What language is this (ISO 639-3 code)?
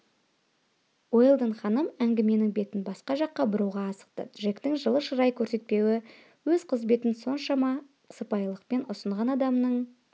kaz